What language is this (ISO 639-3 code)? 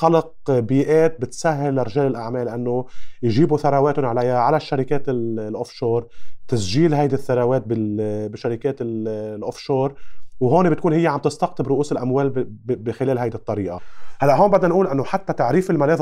ara